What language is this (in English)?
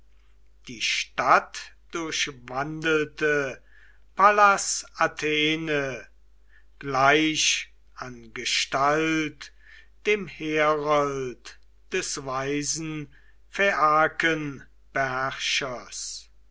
German